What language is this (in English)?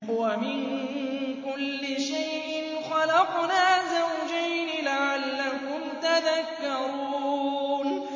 Arabic